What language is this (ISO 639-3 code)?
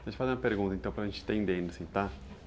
por